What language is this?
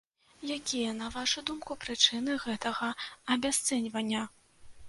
Belarusian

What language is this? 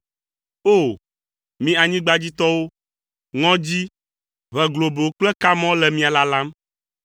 Ewe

